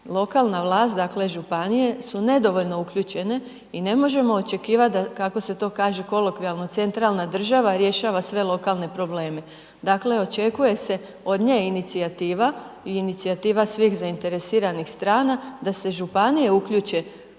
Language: Croatian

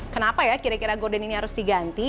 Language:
Indonesian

